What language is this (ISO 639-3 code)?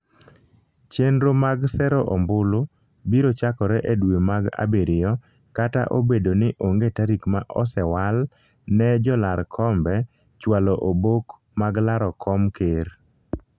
luo